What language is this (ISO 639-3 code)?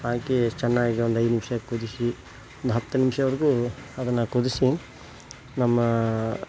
kan